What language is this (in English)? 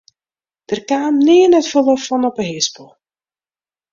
Western Frisian